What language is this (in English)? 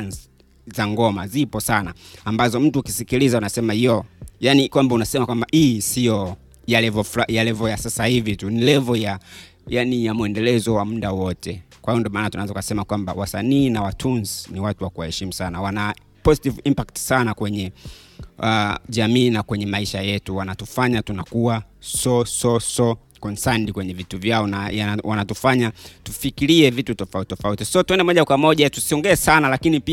Swahili